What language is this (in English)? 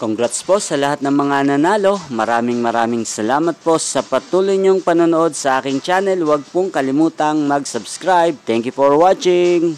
Filipino